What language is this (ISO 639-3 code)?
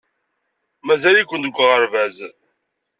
kab